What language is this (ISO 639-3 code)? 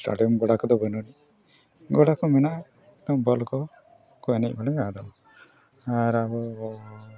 sat